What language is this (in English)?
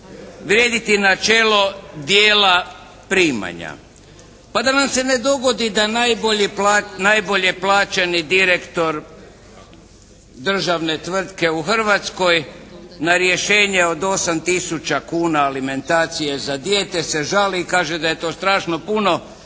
Croatian